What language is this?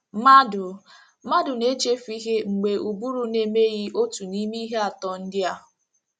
Igbo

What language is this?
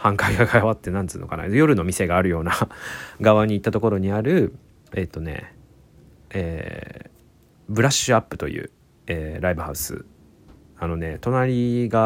Japanese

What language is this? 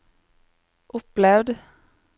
Norwegian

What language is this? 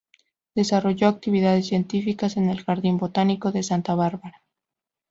Spanish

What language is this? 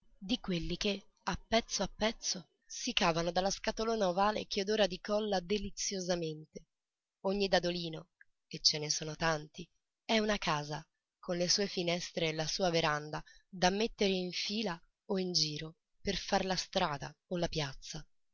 Italian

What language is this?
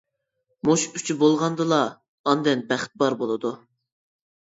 Uyghur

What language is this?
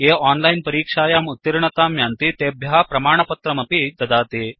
Sanskrit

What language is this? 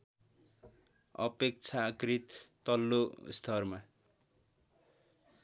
Nepali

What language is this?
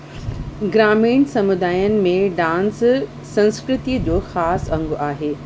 Sindhi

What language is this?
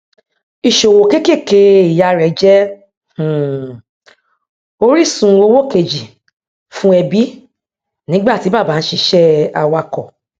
Yoruba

